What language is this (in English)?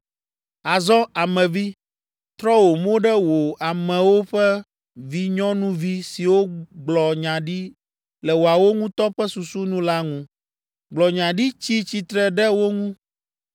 Ewe